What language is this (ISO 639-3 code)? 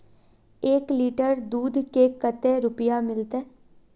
mag